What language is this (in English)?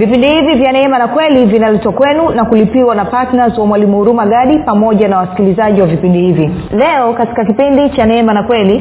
Swahili